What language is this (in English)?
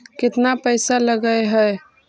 Magahi